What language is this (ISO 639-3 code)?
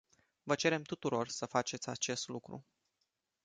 ron